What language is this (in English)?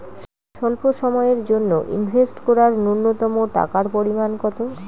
Bangla